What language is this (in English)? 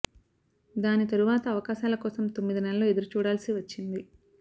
Telugu